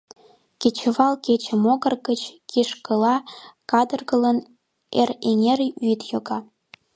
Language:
Mari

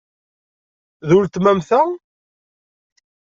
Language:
Kabyle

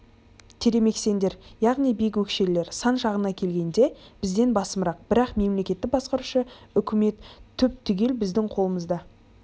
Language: Kazakh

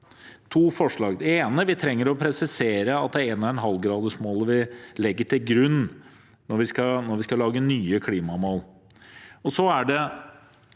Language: Norwegian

